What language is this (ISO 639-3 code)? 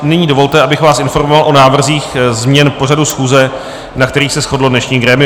ces